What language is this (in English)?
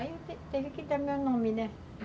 Portuguese